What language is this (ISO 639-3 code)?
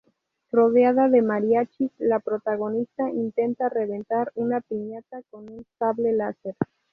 spa